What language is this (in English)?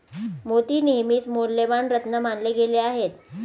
Marathi